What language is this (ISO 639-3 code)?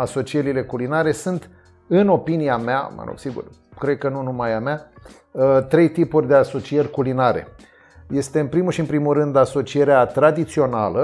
ron